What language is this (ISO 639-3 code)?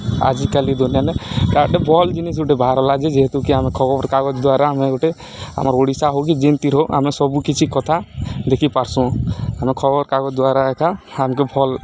ori